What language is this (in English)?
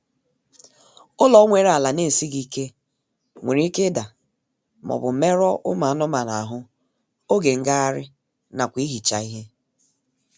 Igbo